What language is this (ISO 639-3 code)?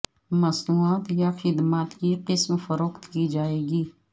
urd